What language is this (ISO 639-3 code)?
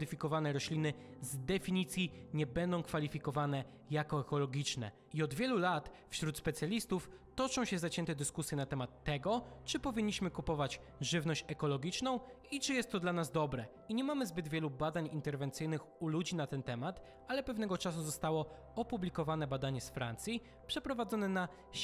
pol